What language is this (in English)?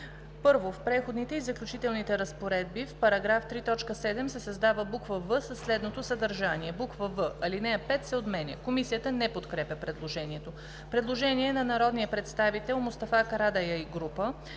Bulgarian